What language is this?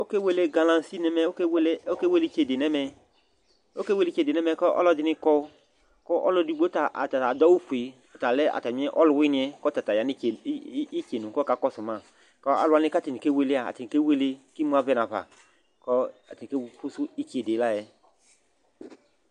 Ikposo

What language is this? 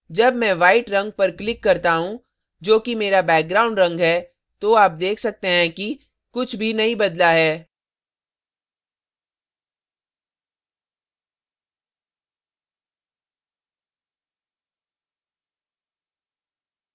Hindi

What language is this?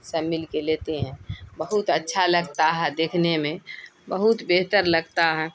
Urdu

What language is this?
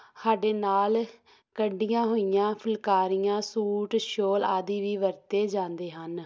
Punjabi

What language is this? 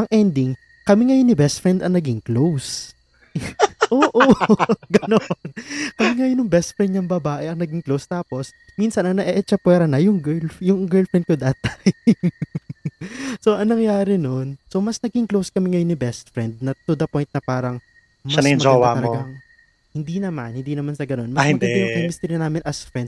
Filipino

